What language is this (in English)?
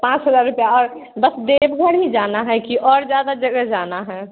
Hindi